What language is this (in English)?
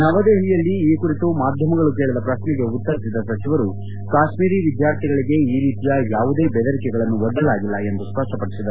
Kannada